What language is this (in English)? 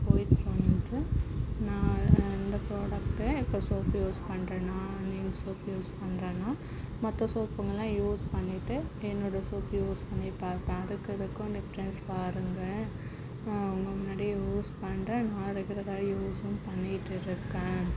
Tamil